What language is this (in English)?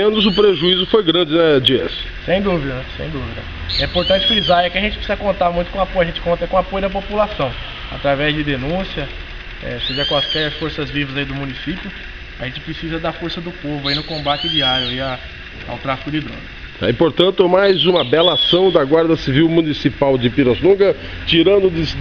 Portuguese